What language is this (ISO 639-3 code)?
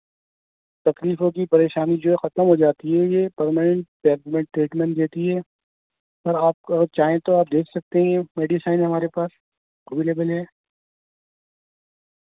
urd